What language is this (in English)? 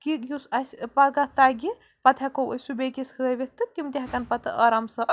Kashmiri